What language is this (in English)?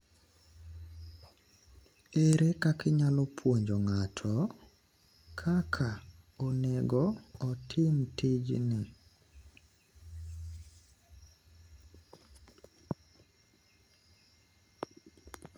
Luo (Kenya and Tanzania)